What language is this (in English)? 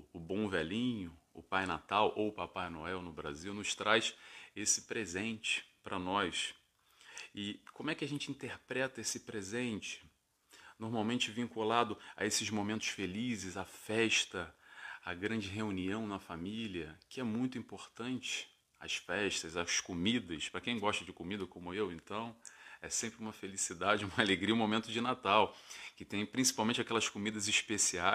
Portuguese